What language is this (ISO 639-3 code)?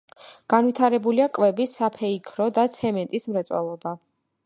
kat